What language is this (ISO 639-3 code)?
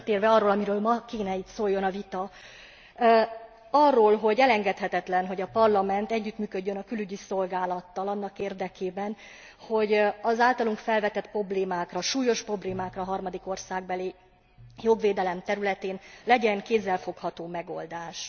hun